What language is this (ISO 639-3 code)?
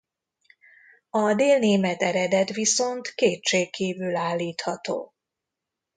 hun